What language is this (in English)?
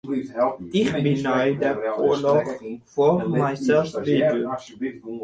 Western Frisian